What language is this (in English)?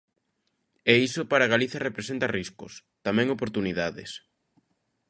Galician